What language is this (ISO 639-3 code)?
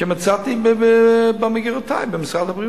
heb